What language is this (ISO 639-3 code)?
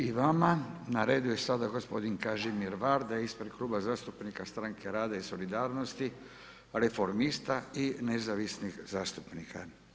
hrv